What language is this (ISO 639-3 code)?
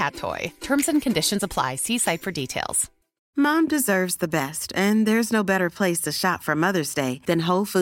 swe